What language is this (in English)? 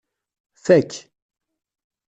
Kabyle